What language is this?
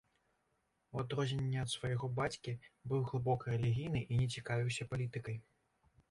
Belarusian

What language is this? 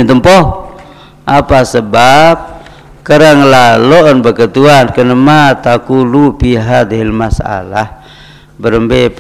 Malay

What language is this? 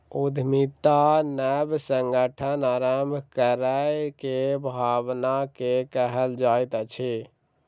Maithili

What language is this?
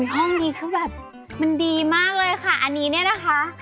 Thai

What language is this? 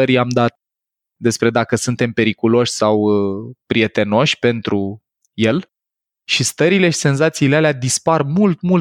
Romanian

